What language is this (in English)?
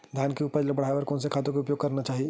Chhattisgarhi